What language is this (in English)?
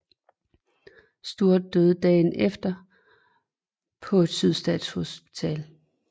Danish